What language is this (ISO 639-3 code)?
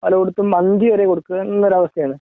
mal